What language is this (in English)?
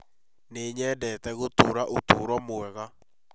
Kikuyu